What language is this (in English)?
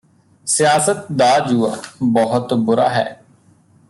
Punjabi